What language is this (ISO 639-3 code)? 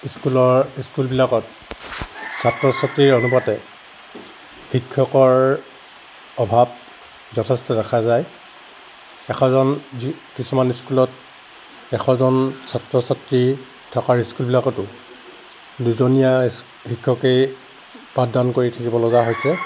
asm